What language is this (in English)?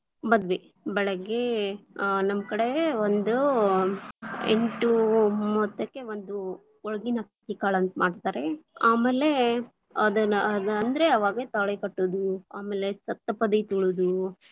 Kannada